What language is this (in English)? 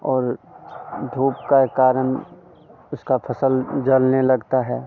Hindi